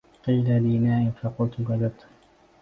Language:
Arabic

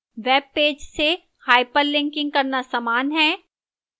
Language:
Hindi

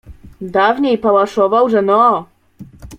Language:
Polish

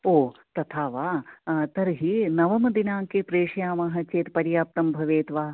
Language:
Sanskrit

